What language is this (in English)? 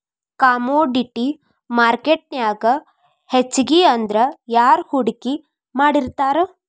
Kannada